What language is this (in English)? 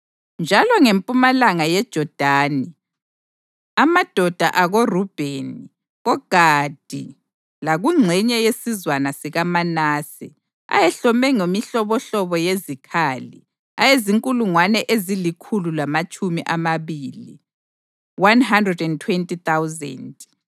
North Ndebele